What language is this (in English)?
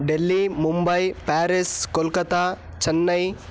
Sanskrit